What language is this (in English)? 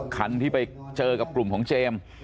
Thai